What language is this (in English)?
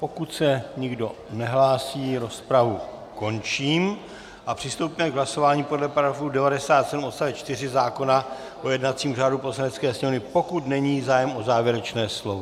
Czech